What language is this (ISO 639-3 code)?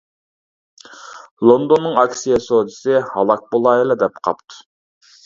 uig